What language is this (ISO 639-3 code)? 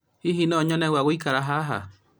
kik